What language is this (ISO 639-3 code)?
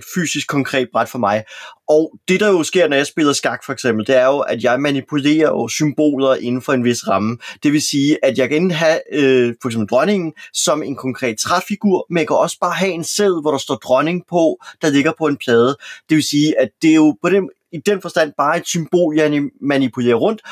dan